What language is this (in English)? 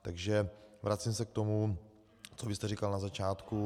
Czech